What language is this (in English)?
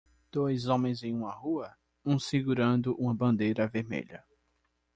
Portuguese